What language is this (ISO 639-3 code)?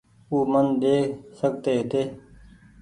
gig